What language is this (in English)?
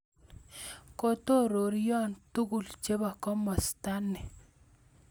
Kalenjin